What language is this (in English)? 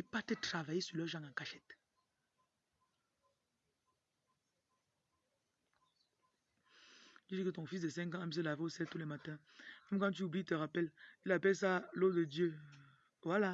French